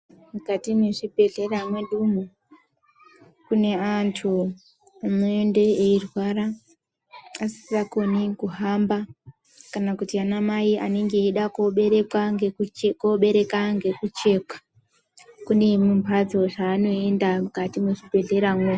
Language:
Ndau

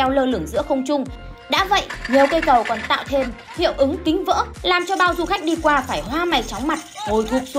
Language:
Vietnamese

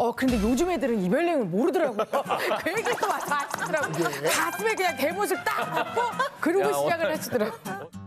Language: Korean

